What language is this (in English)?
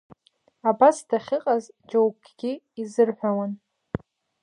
Abkhazian